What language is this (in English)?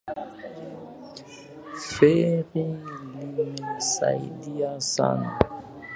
Swahili